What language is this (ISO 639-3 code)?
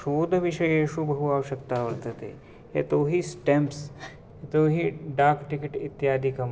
san